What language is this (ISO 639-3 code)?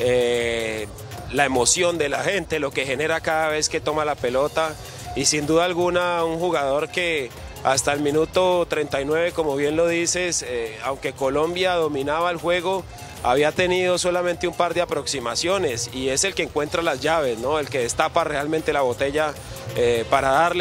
spa